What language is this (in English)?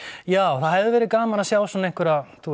Icelandic